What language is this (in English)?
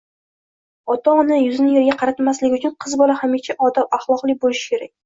Uzbek